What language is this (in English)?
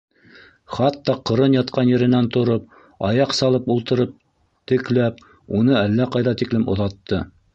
Bashkir